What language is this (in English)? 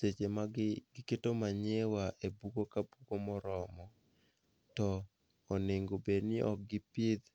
Luo (Kenya and Tanzania)